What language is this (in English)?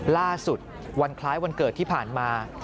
Thai